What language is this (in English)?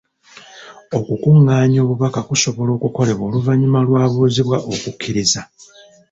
Ganda